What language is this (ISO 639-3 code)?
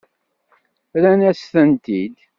kab